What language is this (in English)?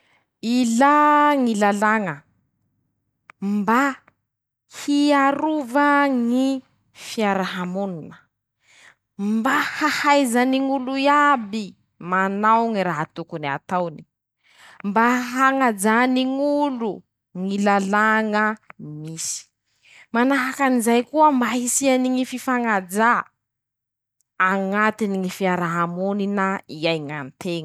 Masikoro Malagasy